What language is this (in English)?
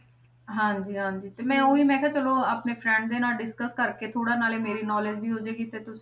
Punjabi